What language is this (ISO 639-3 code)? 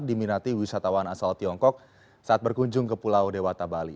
ind